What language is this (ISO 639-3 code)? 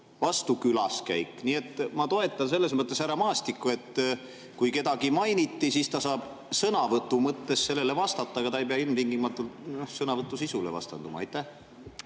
est